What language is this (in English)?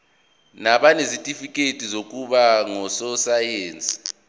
Zulu